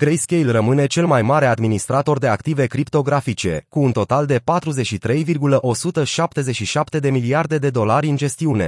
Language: Romanian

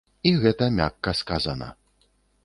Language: Belarusian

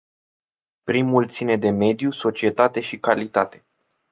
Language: Romanian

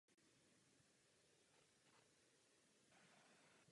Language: Czech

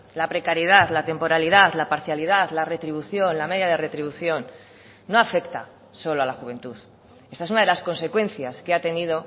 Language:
Spanish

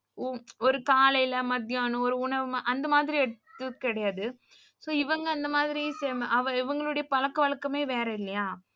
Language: Tamil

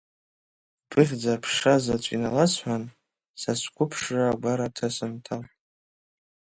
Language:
Abkhazian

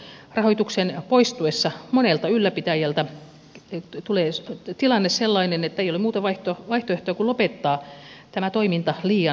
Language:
Finnish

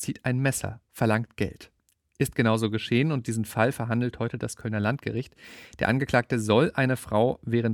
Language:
German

